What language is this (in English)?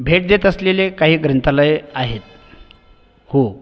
Marathi